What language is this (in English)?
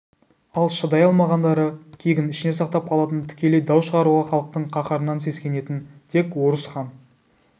Kazakh